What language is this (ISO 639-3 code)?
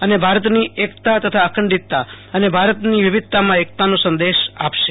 guj